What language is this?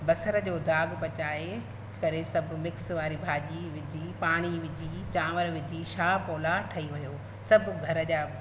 Sindhi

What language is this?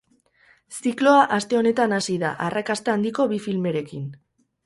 Basque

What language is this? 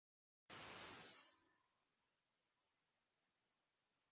Kurdish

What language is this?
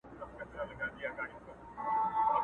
Pashto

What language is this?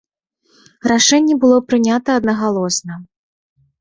Belarusian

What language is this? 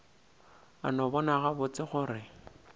Northern Sotho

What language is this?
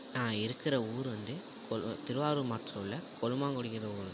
Tamil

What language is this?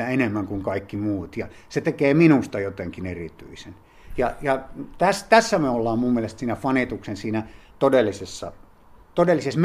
Finnish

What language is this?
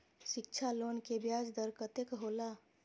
Maithili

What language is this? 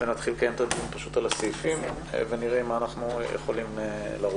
Hebrew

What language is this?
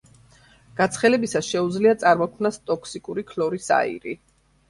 Georgian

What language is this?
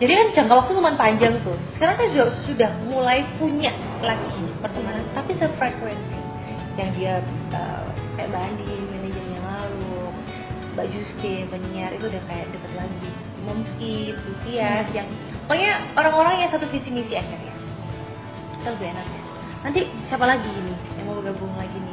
Indonesian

